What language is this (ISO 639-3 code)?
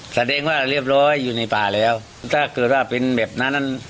tha